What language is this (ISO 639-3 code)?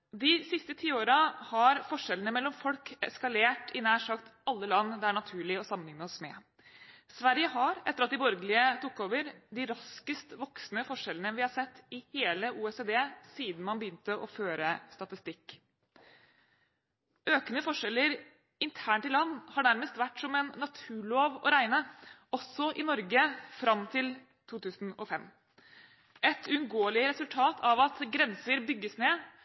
nob